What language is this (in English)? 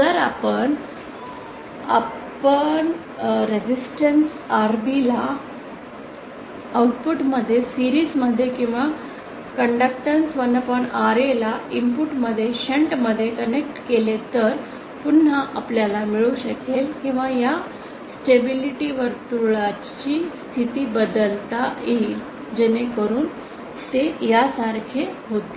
Marathi